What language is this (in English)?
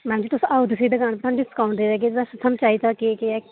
Dogri